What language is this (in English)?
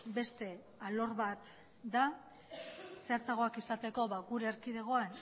Basque